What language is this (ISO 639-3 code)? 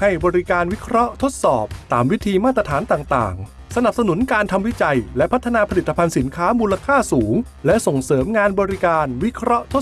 tha